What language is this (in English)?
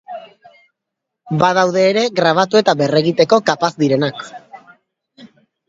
Basque